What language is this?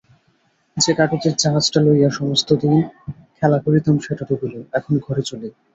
Bangla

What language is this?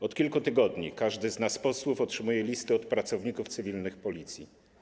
Polish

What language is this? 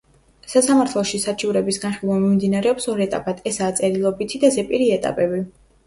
Georgian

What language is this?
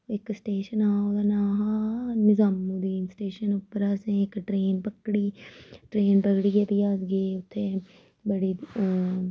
Dogri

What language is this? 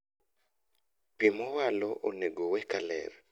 Luo (Kenya and Tanzania)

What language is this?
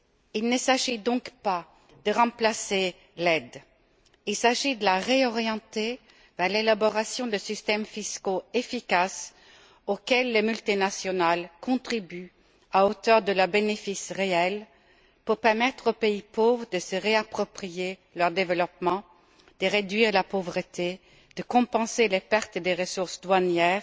French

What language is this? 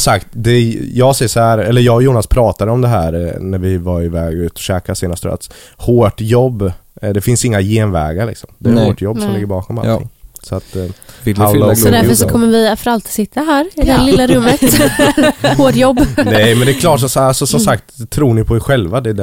Swedish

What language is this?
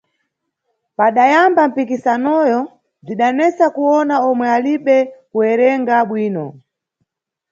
Nyungwe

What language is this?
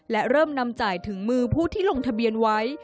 Thai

